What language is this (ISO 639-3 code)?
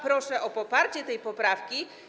pol